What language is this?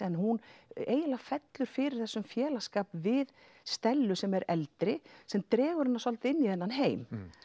Icelandic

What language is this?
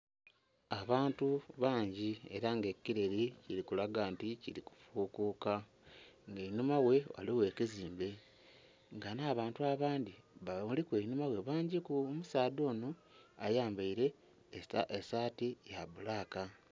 Soga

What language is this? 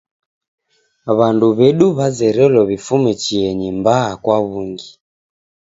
Taita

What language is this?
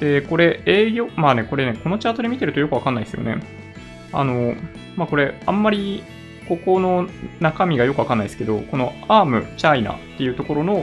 Japanese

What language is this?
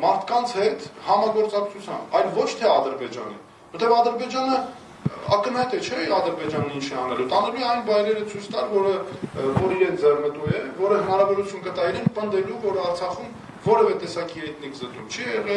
Romanian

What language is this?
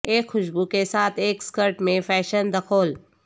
Urdu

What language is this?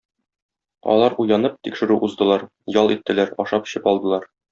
Tatar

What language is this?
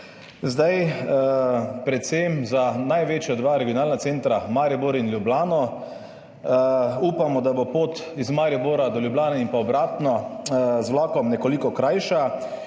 Slovenian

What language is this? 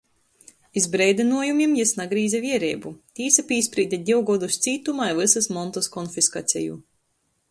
Latgalian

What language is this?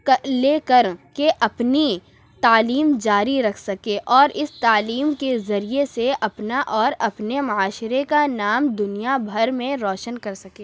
Urdu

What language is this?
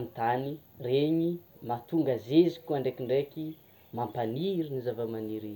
Tsimihety Malagasy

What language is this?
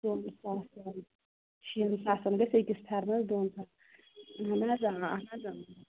Kashmiri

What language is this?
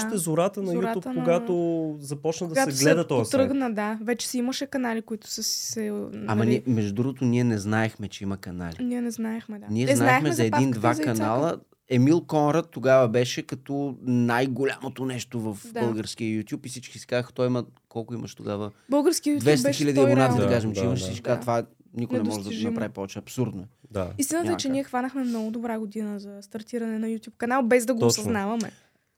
Bulgarian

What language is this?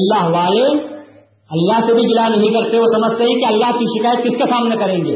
Urdu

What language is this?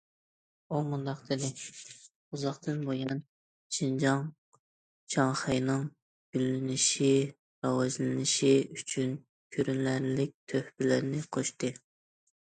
Uyghur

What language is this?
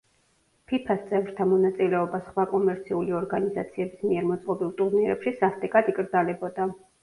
Georgian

